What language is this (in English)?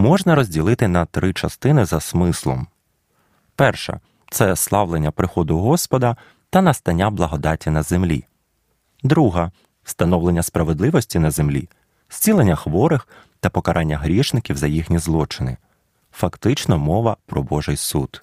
Ukrainian